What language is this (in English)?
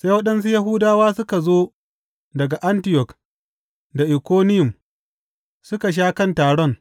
Hausa